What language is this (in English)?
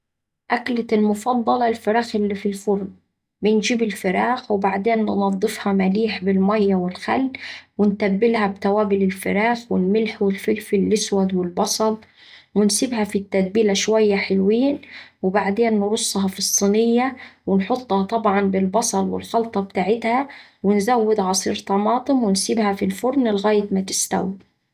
Saidi Arabic